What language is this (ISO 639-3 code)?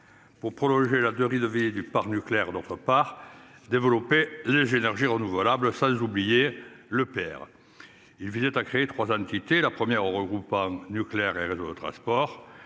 fra